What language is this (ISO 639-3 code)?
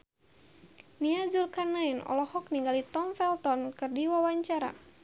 sun